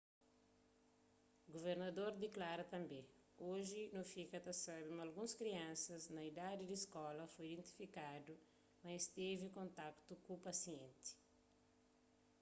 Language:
Kabuverdianu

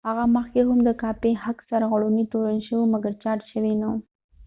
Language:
Pashto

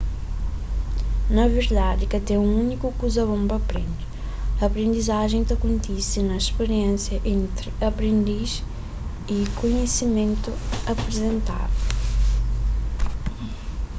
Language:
Kabuverdianu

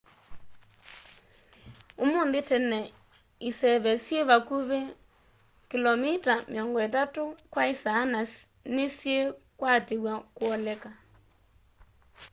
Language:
Kamba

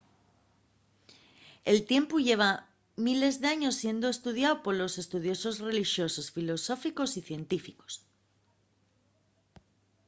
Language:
Asturian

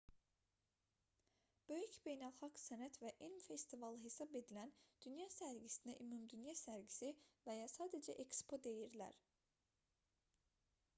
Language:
Azerbaijani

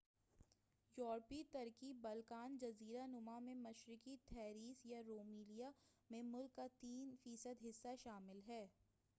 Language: Urdu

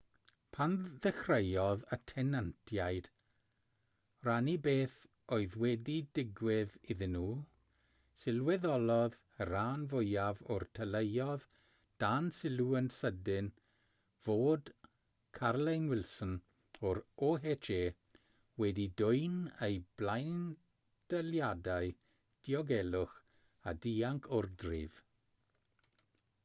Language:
Welsh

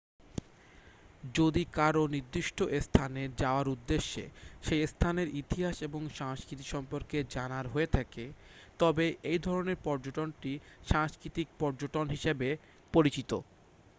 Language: Bangla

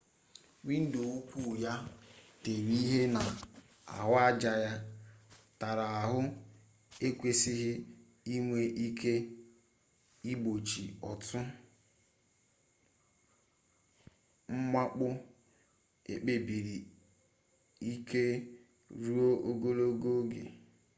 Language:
Igbo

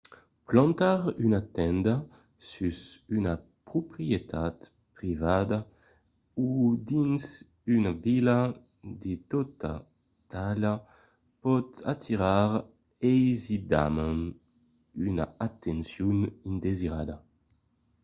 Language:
Occitan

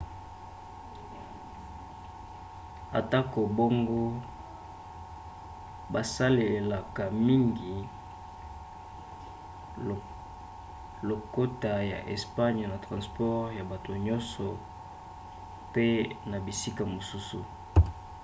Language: Lingala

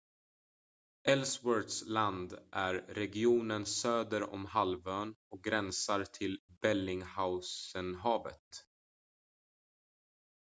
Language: Swedish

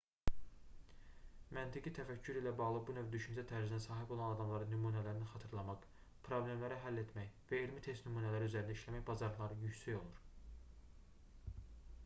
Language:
Azerbaijani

